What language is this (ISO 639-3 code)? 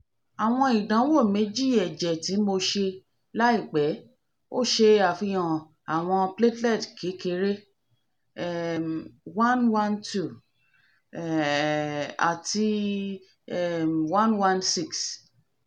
yor